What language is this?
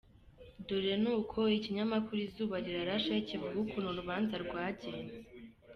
Kinyarwanda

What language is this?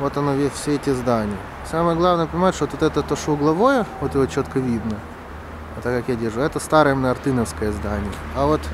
Russian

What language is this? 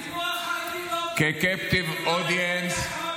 Hebrew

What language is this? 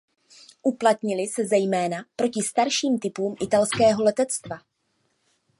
Czech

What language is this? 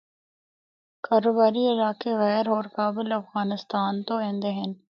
Northern Hindko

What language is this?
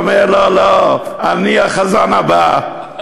Hebrew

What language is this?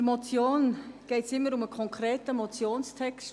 Swiss German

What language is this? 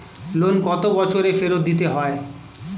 Bangla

